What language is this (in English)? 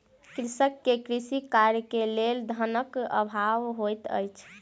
Maithili